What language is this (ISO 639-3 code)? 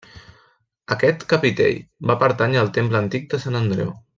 cat